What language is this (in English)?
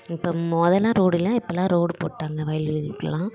Tamil